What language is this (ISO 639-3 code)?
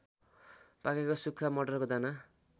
nep